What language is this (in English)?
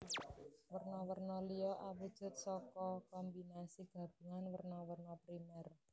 Javanese